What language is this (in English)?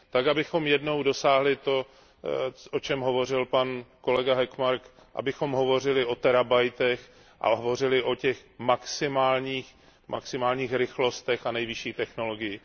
Czech